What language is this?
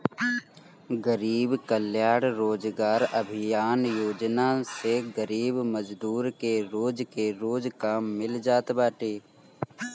Bhojpuri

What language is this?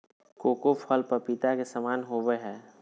Magahi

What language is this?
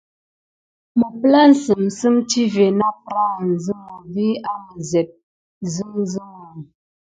Gidar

